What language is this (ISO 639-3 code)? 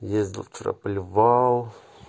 rus